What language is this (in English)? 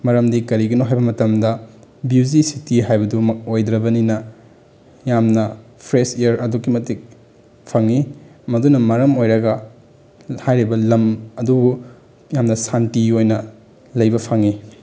Manipuri